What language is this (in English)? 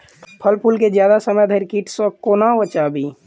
Maithili